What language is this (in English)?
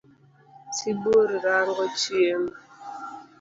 Luo (Kenya and Tanzania)